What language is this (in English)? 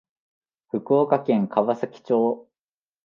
Japanese